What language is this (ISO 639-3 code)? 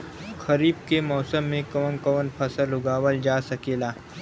bho